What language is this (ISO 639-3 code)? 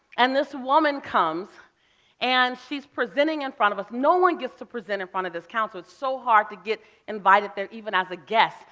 eng